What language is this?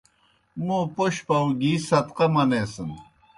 Kohistani Shina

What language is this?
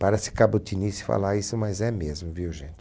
Portuguese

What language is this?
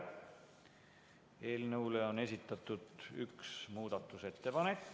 Estonian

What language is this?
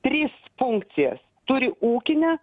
Lithuanian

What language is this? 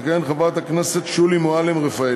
Hebrew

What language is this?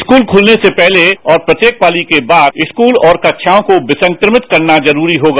Hindi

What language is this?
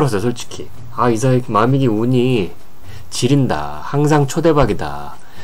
Korean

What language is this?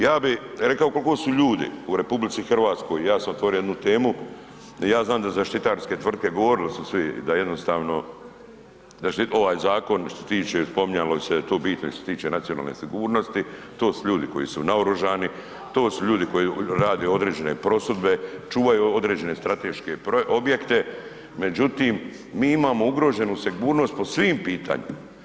Croatian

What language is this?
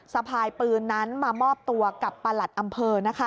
Thai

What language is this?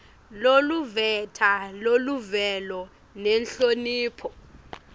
Swati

